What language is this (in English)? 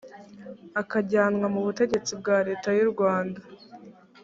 Kinyarwanda